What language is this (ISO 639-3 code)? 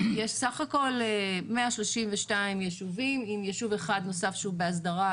heb